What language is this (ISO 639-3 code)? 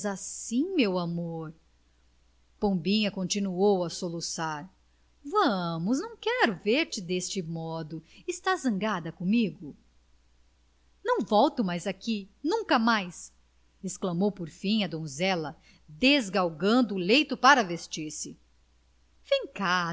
por